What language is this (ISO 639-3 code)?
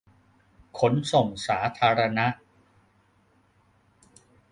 tha